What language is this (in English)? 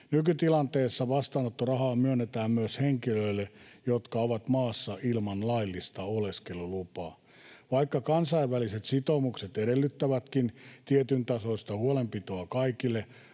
Finnish